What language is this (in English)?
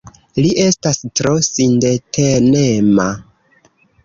Esperanto